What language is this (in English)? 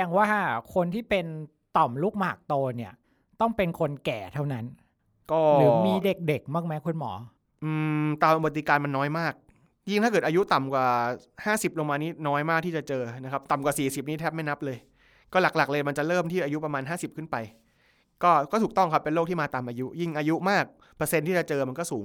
Thai